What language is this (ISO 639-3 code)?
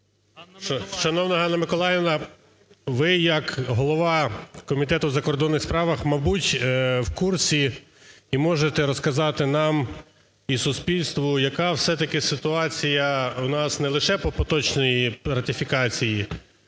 ukr